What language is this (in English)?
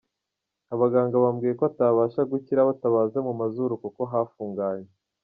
Kinyarwanda